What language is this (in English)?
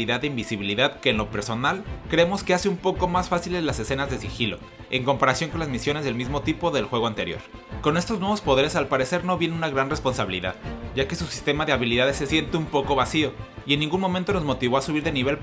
Spanish